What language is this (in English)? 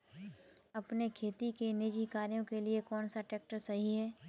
Hindi